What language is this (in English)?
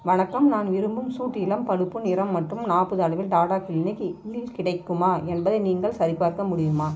Tamil